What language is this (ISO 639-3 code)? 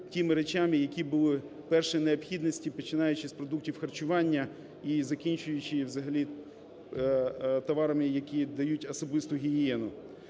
ukr